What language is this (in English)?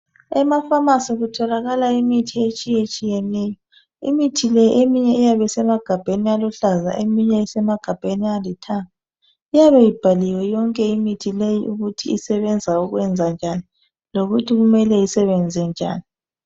North Ndebele